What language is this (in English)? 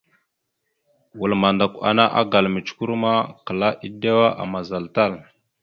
Mada (Cameroon)